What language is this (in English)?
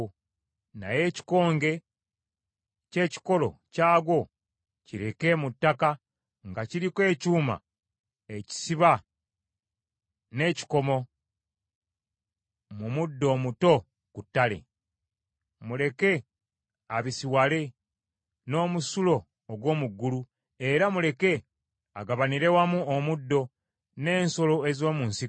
Ganda